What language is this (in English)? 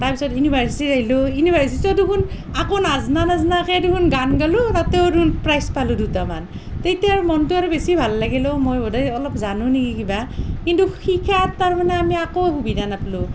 Assamese